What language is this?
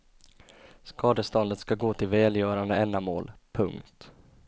Swedish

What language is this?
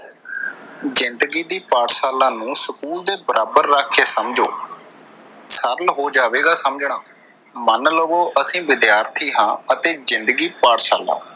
Punjabi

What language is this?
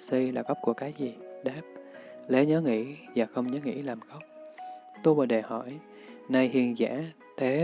Vietnamese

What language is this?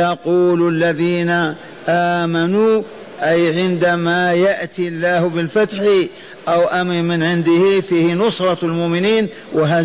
Arabic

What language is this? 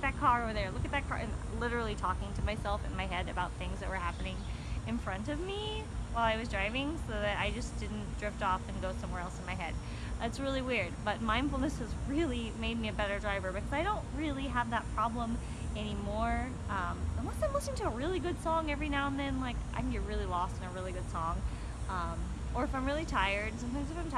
English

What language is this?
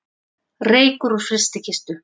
Icelandic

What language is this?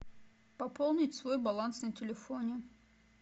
Russian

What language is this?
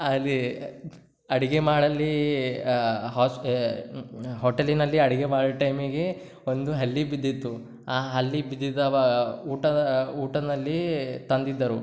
Kannada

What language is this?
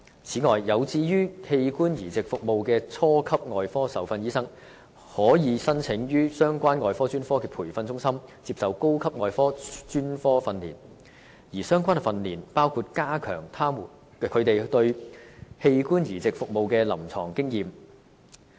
Cantonese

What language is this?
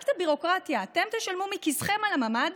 Hebrew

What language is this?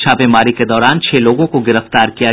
Hindi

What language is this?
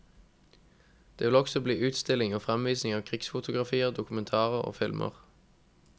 Norwegian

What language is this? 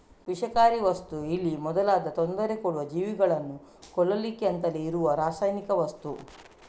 Kannada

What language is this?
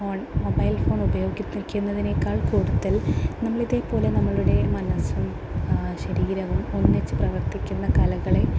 Malayalam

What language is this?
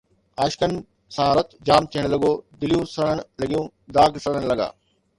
Sindhi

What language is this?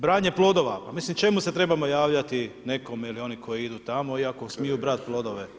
Croatian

